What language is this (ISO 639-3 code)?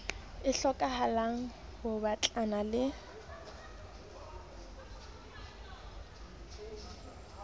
sot